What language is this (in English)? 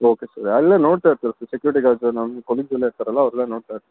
Kannada